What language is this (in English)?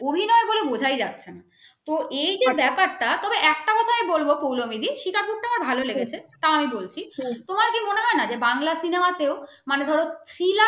Bangla